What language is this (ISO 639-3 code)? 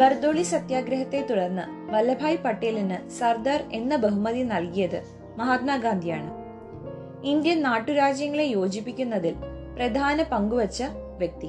mal